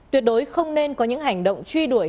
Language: Vietnamese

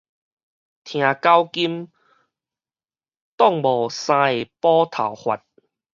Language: Min Nan Chinese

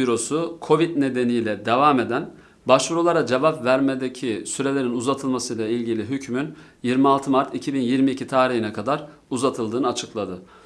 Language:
Turkish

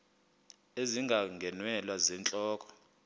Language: Xhosa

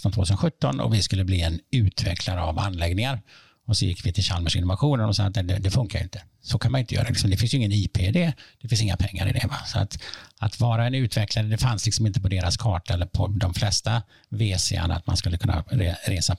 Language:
Swedish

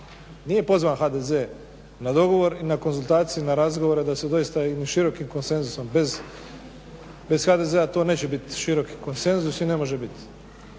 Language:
Croatian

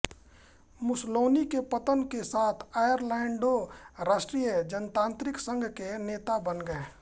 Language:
Hindi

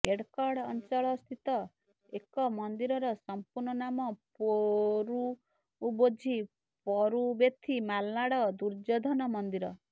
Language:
Odia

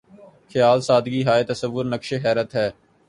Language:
Urdu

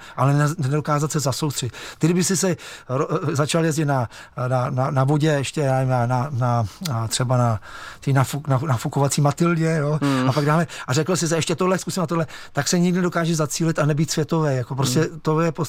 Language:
Czech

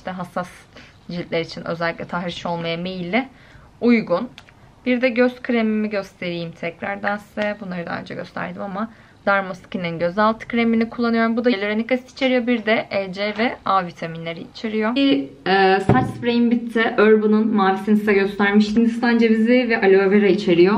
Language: Turkish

